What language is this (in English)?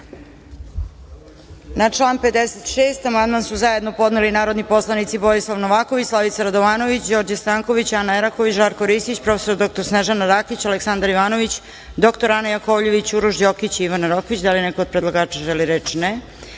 Serbian